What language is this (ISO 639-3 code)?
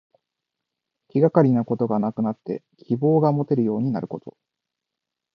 jpn